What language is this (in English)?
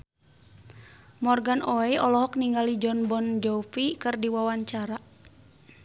Sundanese